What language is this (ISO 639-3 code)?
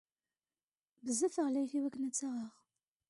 kab